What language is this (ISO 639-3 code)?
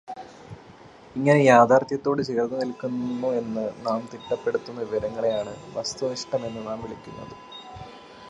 mal